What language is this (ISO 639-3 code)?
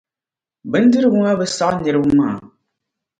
dag